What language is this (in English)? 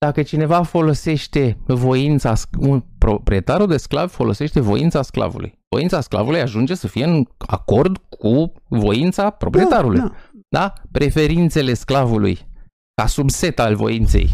Romanian